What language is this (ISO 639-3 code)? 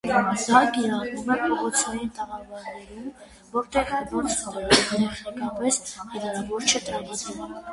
hye